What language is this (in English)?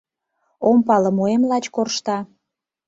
Mari